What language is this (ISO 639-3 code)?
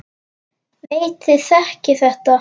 isl